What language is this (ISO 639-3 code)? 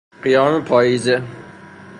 fas